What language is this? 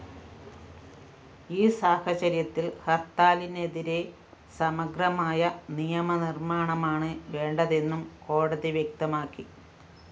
Malayalam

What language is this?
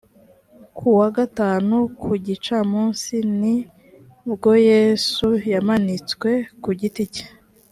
Kinyarwanda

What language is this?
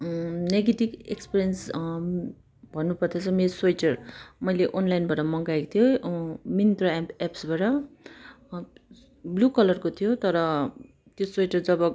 Nepali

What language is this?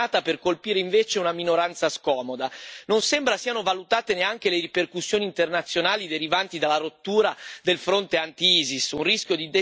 Italian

